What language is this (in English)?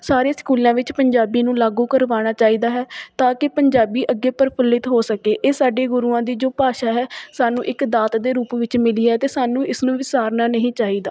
Punjabi